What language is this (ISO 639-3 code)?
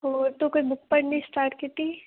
pan